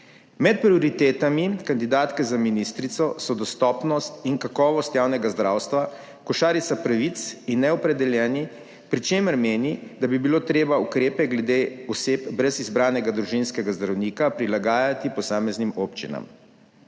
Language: Slovenian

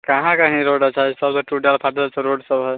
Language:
Maithili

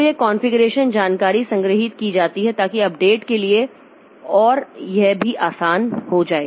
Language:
Hindi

